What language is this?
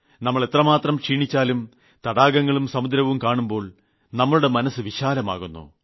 Malayalam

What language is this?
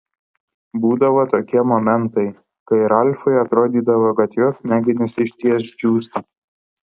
Lithuanian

